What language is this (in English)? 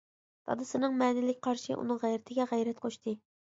Uyghur